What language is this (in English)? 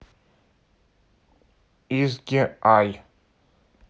Russian